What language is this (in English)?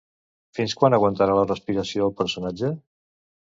Catalan